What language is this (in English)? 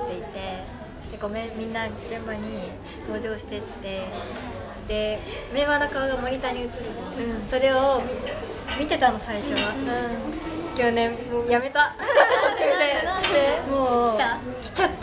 Japanese